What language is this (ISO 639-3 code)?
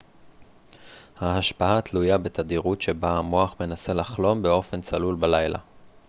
heb